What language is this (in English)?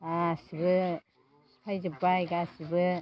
Bodo